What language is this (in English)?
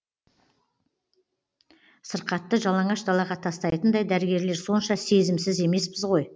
Kazakh